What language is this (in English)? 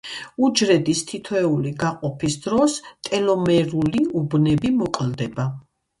Georgian